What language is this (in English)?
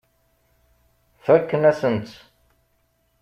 Kabyle